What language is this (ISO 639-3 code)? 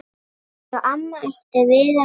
isl